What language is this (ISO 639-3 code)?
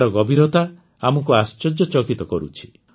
ori